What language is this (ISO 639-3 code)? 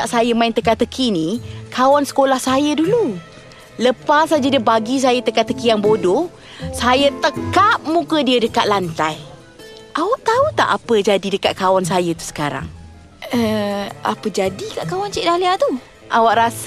msa